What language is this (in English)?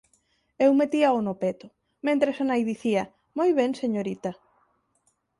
Galician